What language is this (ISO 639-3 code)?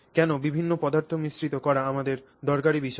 ben